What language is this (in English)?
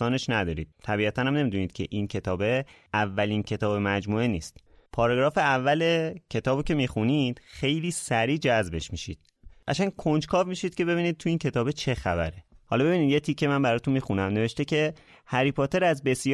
Persian